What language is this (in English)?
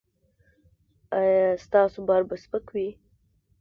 Pashto